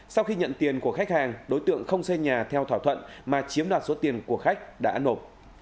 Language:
Vietnamese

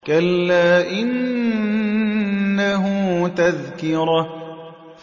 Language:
Arabic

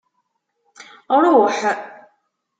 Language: Kabyle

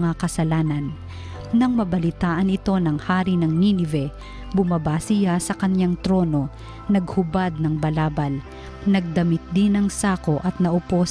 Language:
Filipino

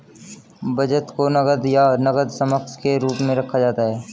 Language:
Hindi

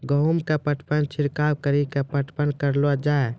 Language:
Maithili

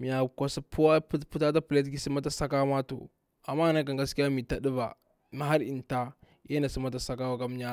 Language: Bura-Pabir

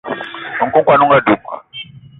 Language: Eton (Cameroon)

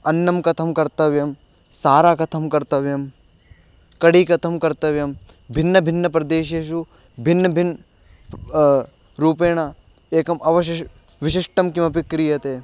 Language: Sanskrit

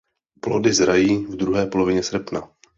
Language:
Czech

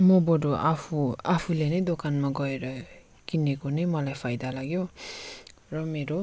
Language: Nepali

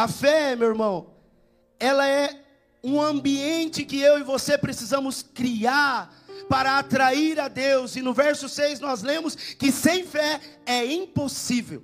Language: Portuguese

